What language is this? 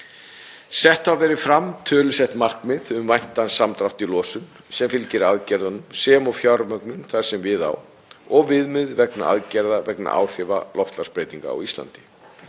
Icelandic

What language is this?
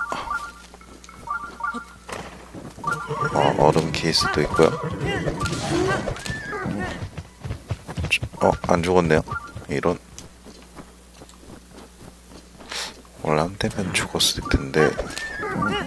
Korean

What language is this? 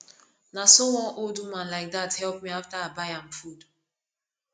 Nigerian Pidgin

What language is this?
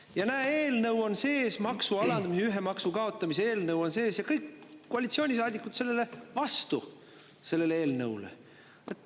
Estonian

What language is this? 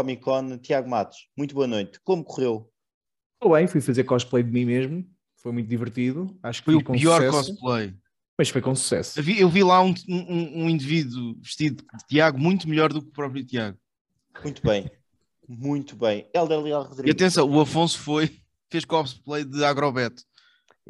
Portuguese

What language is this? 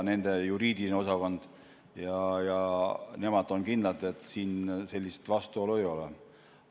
Estonian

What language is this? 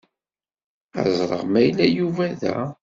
Kabyle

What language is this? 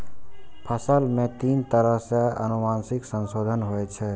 Maithili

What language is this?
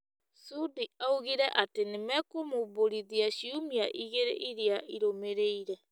Kikuyu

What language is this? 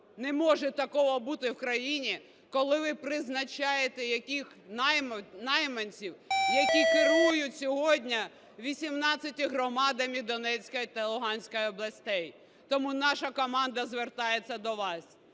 Ukrainian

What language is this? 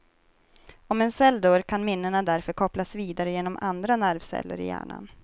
Swedish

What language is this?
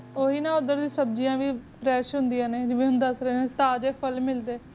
Punjabi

